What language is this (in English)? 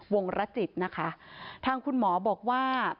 Thai